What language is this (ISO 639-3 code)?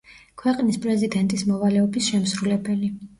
kat